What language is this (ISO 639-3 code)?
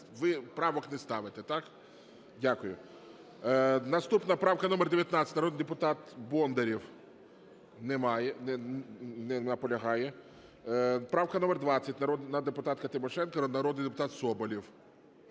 ukr